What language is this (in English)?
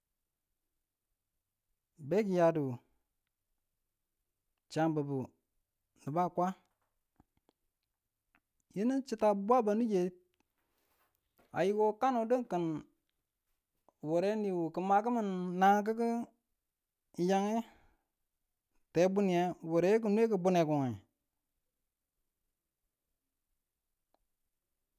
Tula